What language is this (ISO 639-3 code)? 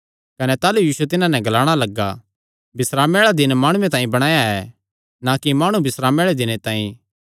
xnr